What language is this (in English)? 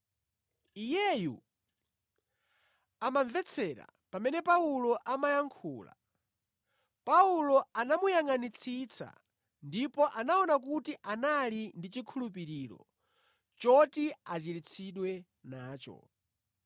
Nyanja